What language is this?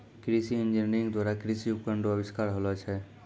Maithili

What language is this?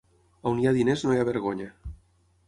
Catalan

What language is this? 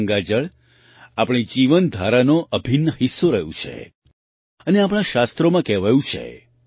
Gujarati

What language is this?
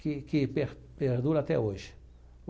Portuguese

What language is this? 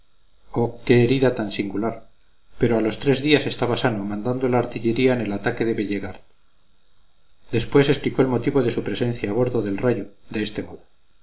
Spanish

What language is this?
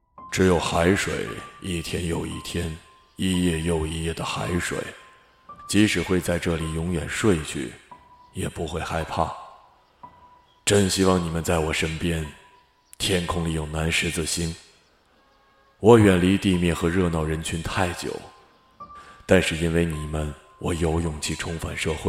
Chinese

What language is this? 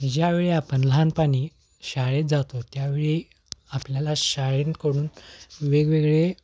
Marathi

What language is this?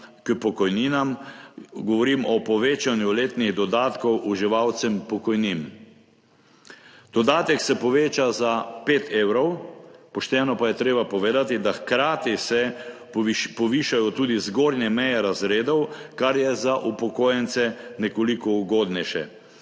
Slovenian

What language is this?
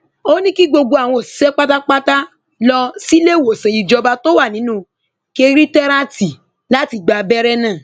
Yoruba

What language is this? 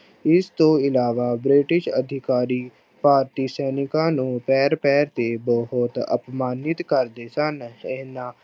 Punjabi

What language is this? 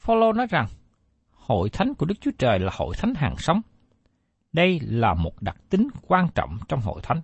Vietnamese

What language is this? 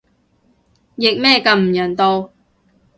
Cantonese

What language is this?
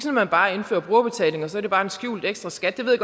Danish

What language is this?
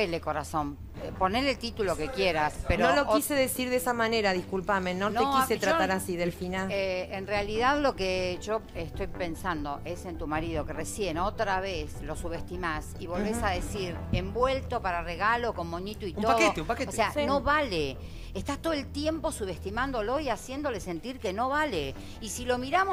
Spanish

